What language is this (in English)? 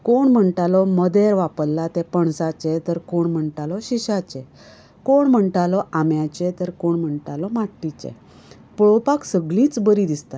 Konkani